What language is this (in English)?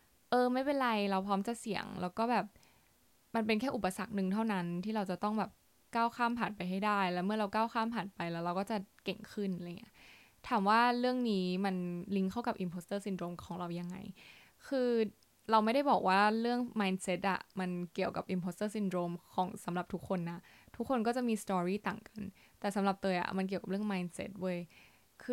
Thai